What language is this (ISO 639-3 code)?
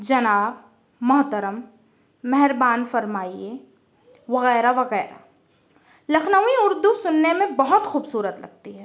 urd